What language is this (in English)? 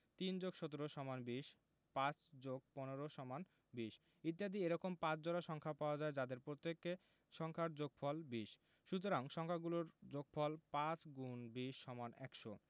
Bangla